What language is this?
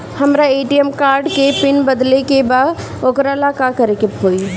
Bhojpuri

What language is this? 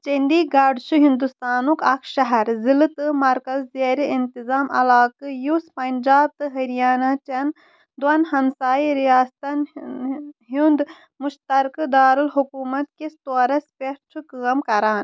Kashmiri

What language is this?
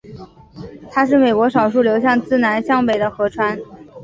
Chinese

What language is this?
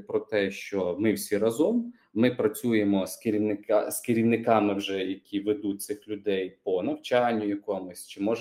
Ukrainian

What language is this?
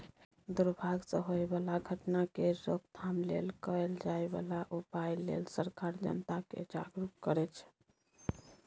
Maithili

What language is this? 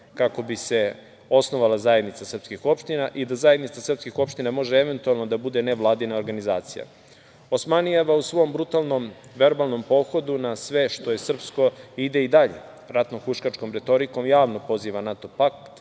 Serbian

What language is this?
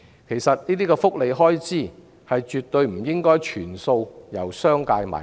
Cantonese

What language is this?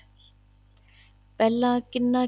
Punjabi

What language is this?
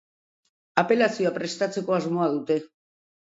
Basque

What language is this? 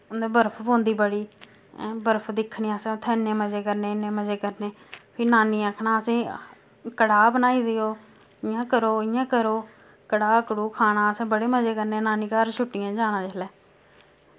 Dogri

